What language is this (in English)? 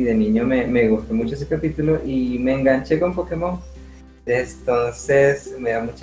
Spanish